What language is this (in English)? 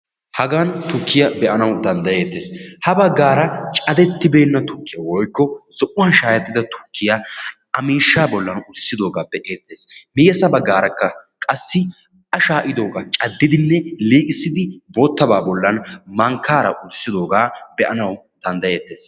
Wolaytta